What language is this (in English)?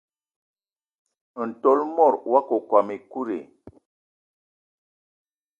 Eton (Cameroon)